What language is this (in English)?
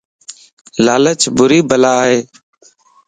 Lasi